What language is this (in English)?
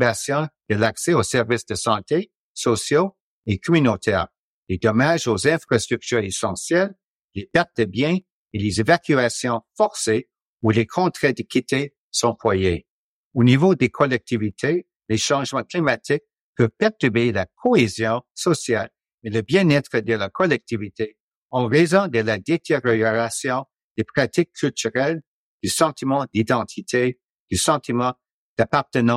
French